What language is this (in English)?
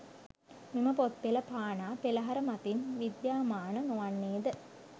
Sinhala